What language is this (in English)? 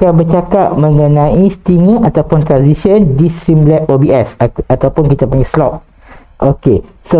Malay